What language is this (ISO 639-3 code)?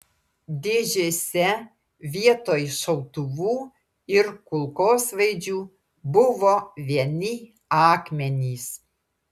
lit